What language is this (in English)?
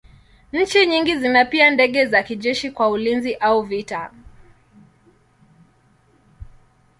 Swahili